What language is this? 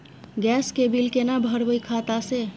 Maithili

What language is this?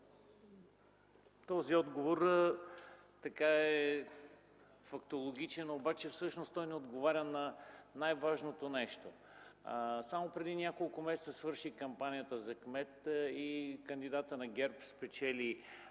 Bulgarian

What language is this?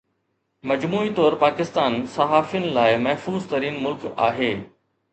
Sindhi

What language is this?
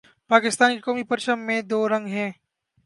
Urdu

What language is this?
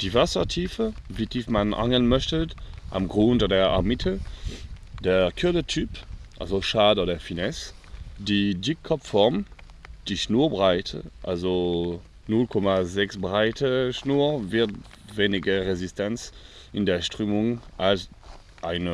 German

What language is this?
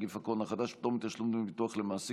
Hebrew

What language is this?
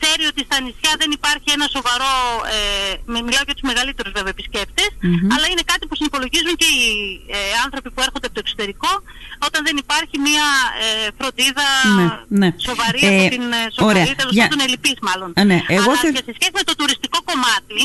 Greek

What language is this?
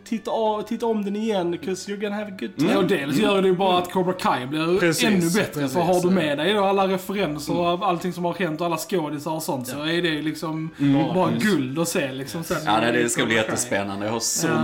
Swedish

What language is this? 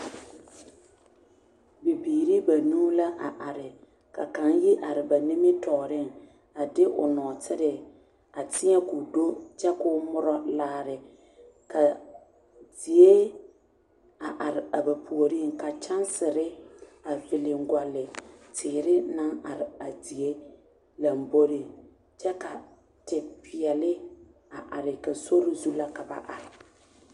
Southern Dagaare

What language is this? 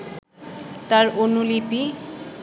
Bangla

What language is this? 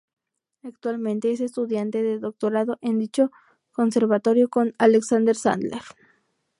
Spanish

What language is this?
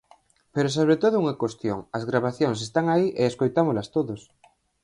Galician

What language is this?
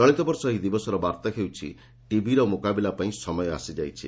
Odia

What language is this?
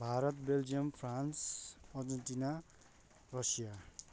Nepali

